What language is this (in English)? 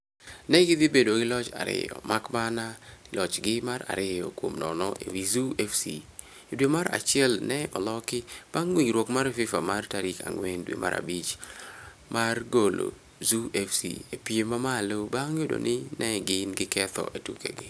Luo (Kenya and Tanzania)